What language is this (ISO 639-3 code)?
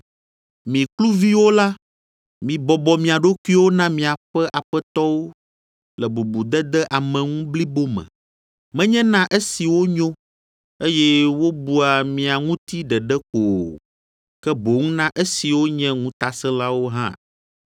ewe